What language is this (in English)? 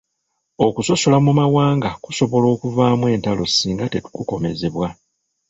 Ganda